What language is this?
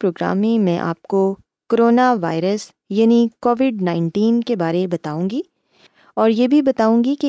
Urdu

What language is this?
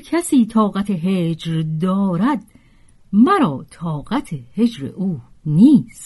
Persian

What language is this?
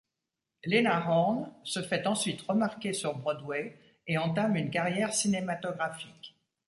French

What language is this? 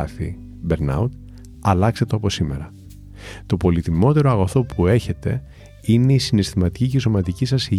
Greek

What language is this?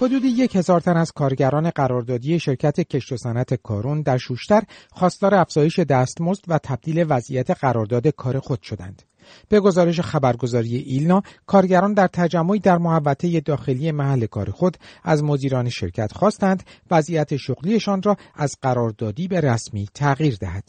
Persian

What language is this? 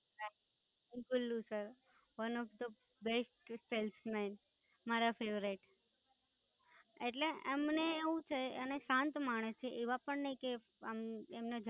Gujarati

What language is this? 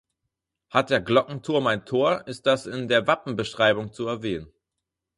German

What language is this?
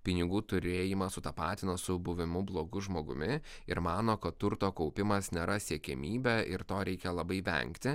Lithuanian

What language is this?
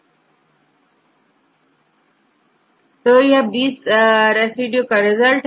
Hindi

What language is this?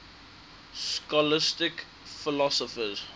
English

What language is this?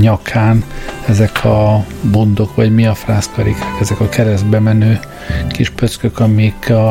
Hungarian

